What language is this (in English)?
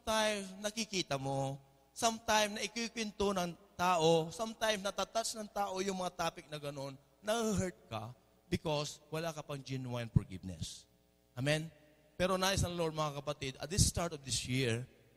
Filipino